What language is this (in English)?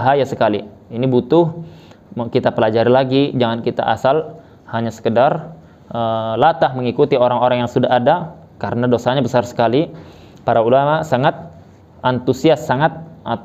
Indonesian